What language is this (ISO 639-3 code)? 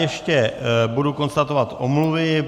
ces